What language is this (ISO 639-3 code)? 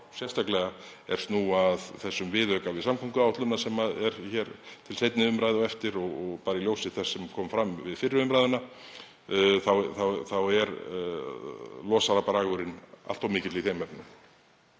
isl